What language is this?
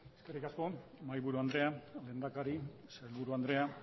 Basque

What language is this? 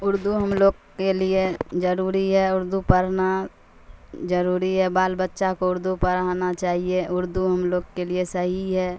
Urdu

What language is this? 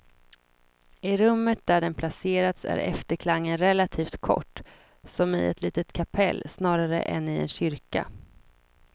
Swedish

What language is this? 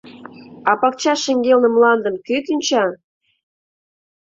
Mari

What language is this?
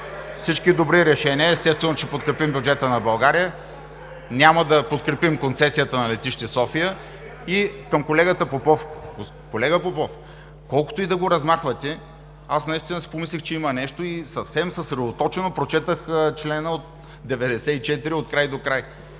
Bulgarian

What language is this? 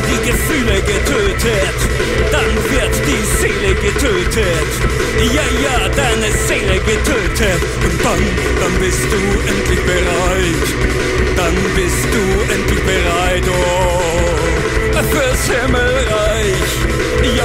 Polish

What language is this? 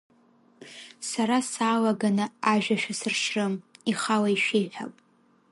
Abkhazian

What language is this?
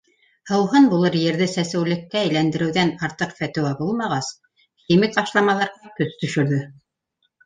Bashkir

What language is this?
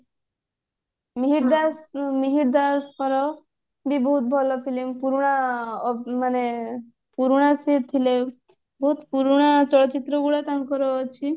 Odia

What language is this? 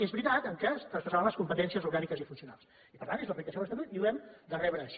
Catalan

